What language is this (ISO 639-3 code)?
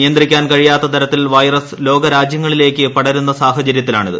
mal